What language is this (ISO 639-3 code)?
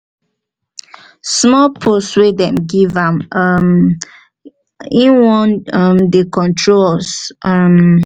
pcm